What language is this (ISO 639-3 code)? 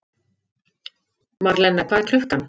isl